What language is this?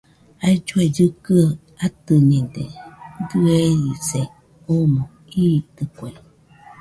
Nüpode Huitoto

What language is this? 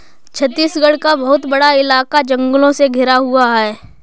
Hindi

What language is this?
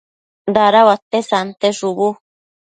Matsés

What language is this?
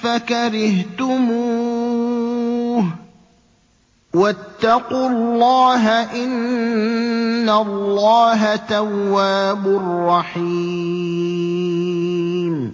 Arabic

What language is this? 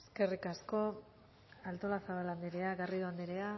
Basque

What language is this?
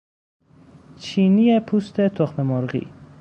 Persian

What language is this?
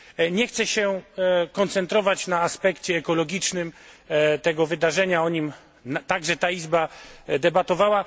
Polish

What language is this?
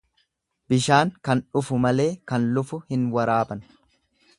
Oromo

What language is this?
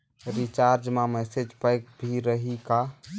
Chhattisgarhi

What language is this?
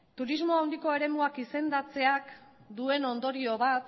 Basque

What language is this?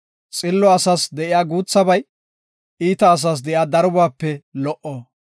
Gofa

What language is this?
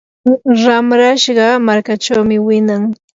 Yanahuanca Pasco Quechua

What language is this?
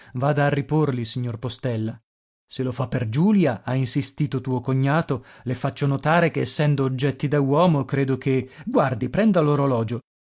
Italian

